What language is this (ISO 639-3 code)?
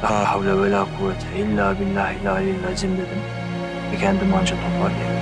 tur